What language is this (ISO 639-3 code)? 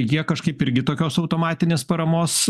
lit